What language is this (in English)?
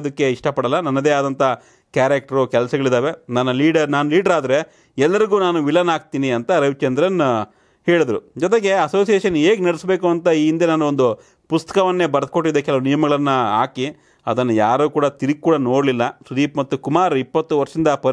Romanian